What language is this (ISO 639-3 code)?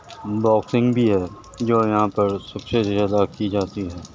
urd